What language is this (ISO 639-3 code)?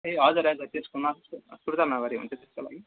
nep